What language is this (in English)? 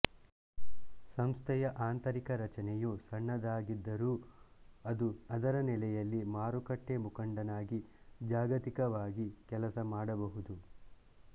Kannada